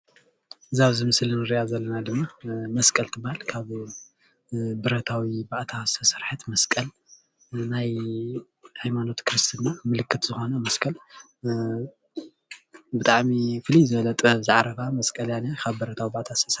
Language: Tigrinya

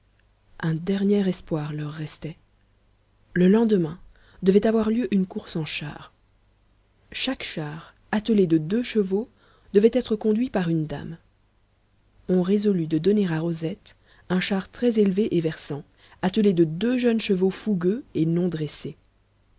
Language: French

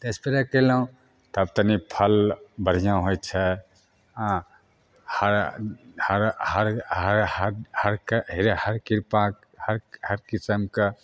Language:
Maithili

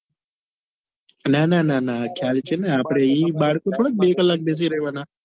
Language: Gujarati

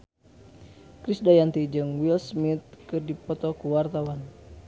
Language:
Sundanese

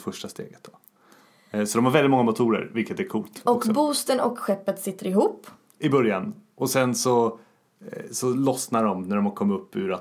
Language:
Swedish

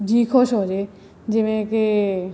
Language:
Punjabi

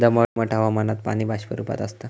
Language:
Marathi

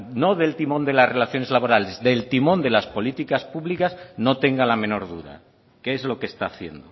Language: Spanish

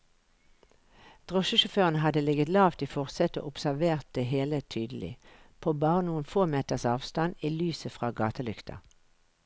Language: Norwegian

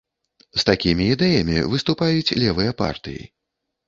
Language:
Belarusian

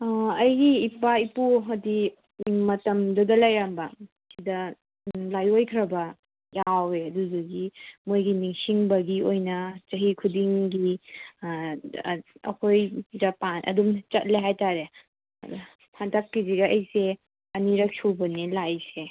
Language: Manipuri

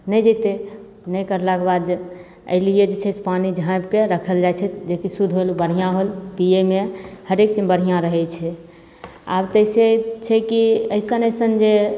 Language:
Maithili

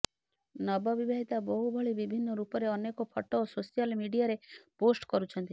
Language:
Odia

